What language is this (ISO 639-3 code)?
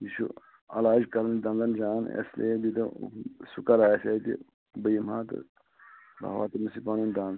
kas